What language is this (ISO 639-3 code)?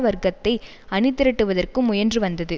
tam